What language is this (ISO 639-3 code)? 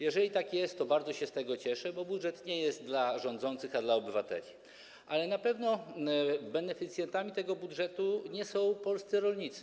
pol